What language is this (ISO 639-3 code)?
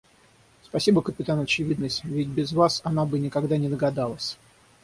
rus